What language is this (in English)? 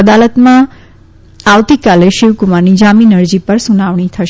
Gujarati